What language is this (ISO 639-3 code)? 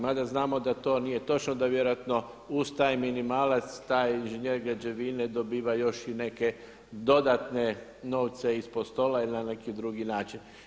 hrv